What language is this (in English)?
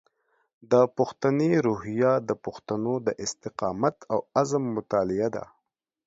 Pashto